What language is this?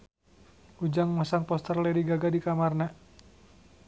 Sundanese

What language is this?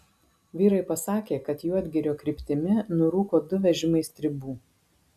Lithuanian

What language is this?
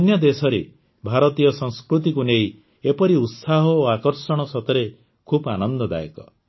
Odia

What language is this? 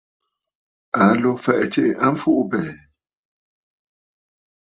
Bafut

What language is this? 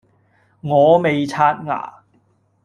Cantonese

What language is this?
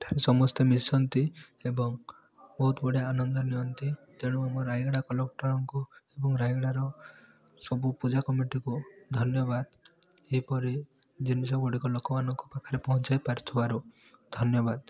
Odia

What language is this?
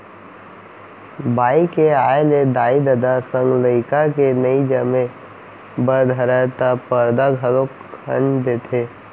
Chhattisgarhi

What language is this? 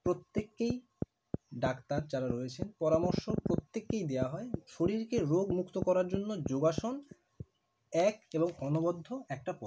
Bangla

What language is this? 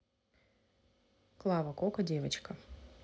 Russian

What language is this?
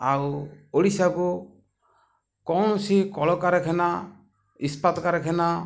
Odia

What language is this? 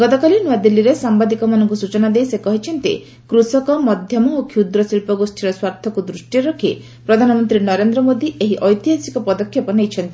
Odia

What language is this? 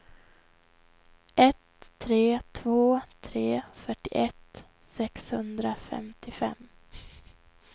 Swedish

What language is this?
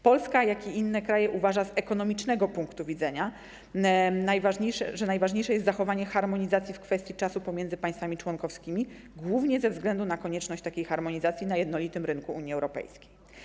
Polish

